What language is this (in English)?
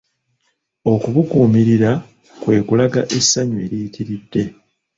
Ganda